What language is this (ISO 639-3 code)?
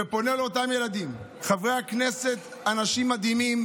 heb